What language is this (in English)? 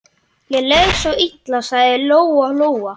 Icelandic